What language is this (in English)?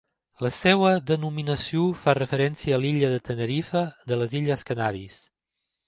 Catalan